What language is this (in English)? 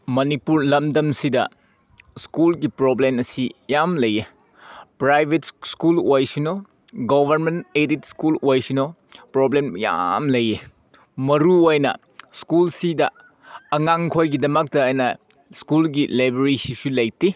Manipuri